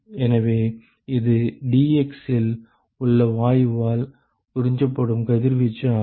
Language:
Tamil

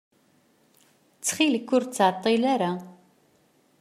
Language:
Kabyle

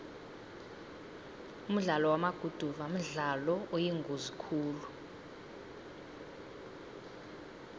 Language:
South Ndebele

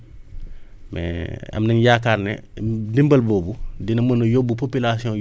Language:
Wolof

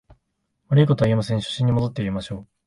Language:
Japanese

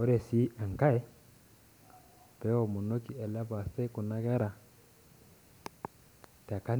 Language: Masai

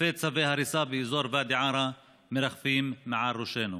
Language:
Hebrew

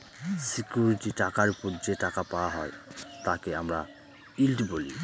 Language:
Bangla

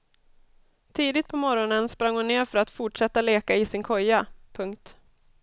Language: Swedish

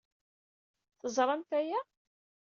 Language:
Kabyle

